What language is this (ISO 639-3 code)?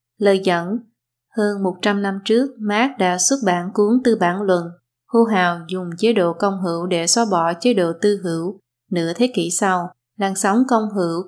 vie